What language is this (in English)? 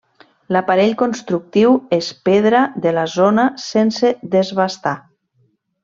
Catalan